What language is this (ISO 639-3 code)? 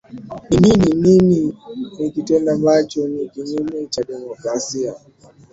swa